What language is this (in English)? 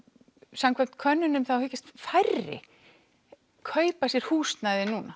Icelandic